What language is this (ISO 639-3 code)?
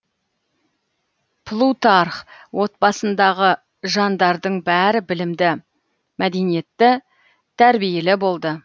kaz